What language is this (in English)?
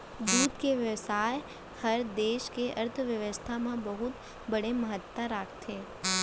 Chhattisgarhi